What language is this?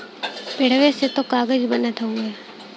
Bhojpuri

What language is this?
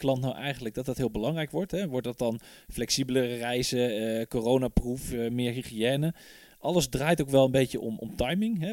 Dutch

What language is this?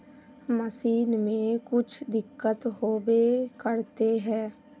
Magahi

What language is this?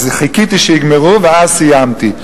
Hebrew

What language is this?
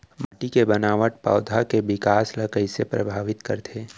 Chhattisgarhi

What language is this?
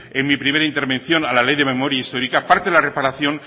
Spanish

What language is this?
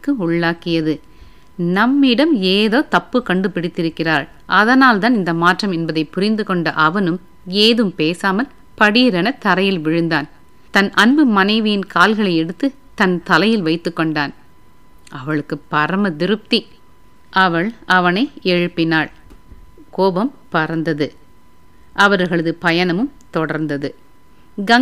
Tamil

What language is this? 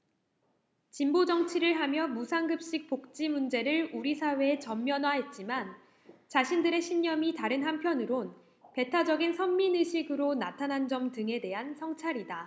Korean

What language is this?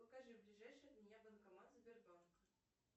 Russian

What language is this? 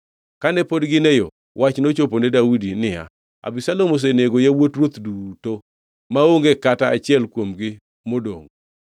Luo (Kenya and Tanzania)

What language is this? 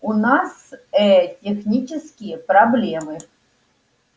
Russian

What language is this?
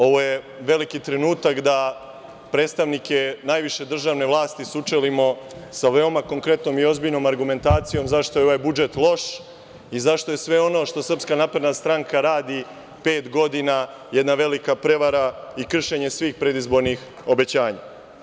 Serbian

